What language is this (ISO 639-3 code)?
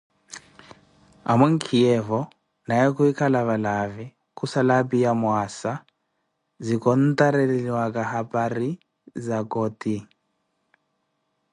eko